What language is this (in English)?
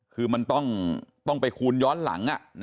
Thai